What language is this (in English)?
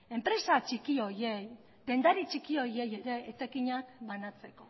Basque